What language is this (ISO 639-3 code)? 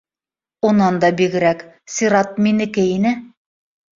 bak